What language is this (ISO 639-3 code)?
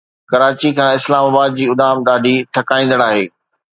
snd